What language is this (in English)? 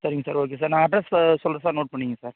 Tamil